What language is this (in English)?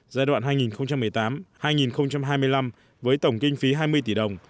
Vietnamese